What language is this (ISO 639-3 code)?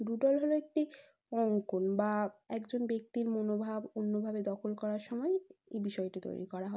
ben